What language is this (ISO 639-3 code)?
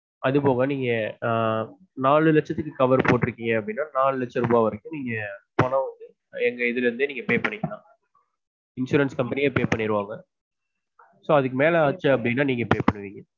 tam